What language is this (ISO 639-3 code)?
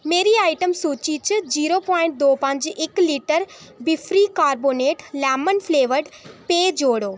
doi